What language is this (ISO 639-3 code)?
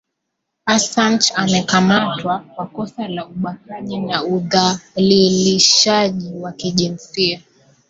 swa